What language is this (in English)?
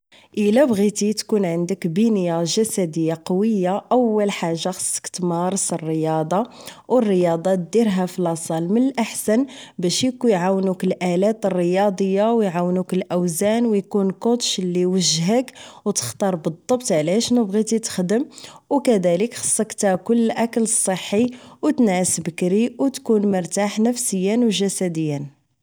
Moroccan Arabic